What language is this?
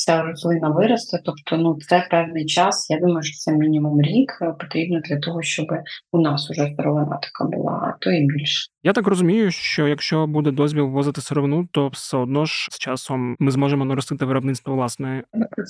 Ukrainian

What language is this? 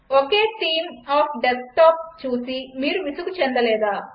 Telugu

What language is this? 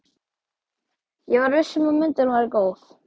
Icelandic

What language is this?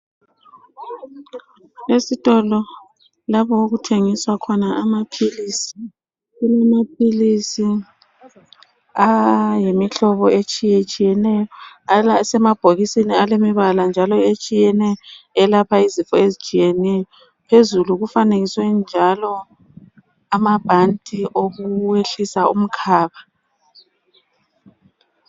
North Ndebele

